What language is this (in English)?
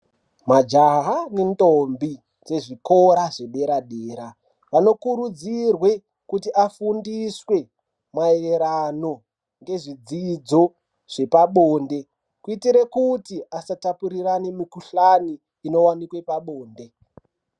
Ndau